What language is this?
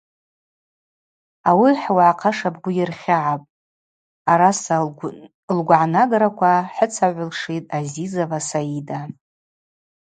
Abaza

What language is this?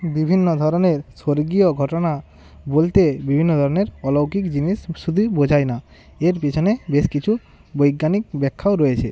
Bangla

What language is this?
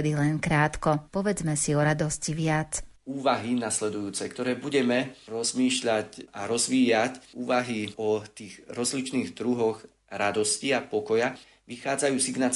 Slovak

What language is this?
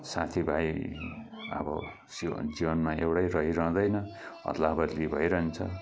Nepali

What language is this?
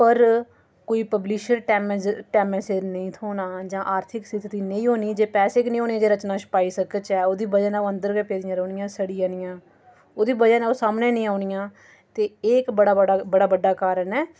Dogri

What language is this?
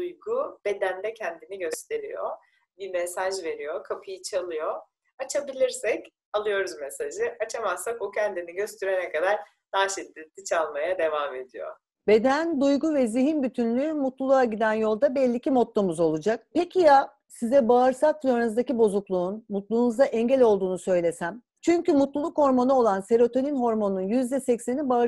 Turkish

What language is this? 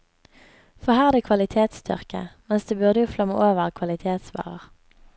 Norwegian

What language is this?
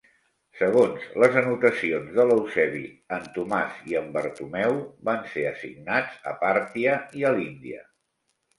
Catalan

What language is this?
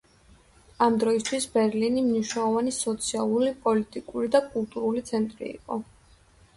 Georgian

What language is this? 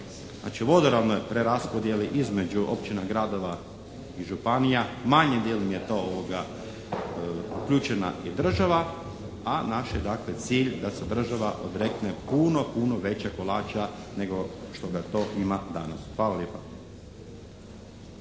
Croatian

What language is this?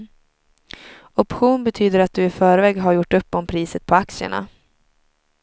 Swedish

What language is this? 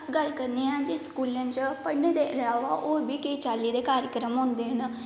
Dogri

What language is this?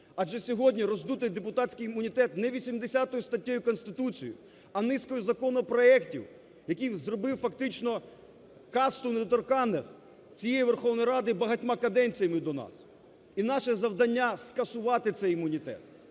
Ukrainian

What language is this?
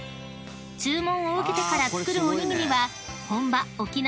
Japanese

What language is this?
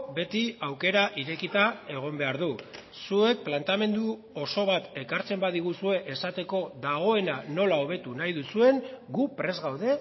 Basque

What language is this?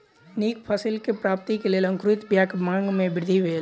Maithili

